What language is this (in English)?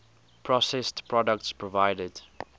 English